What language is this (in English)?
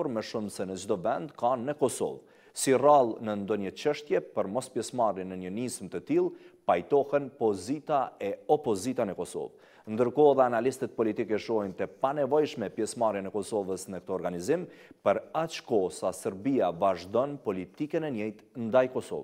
Romanian